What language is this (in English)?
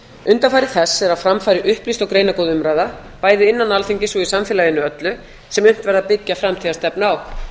Icelandic